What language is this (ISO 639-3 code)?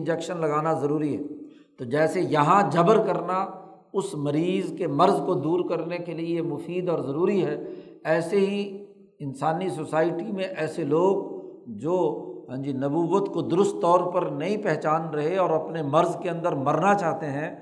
urd